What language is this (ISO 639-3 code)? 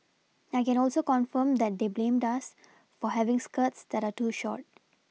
eng